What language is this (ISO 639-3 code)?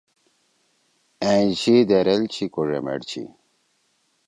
trw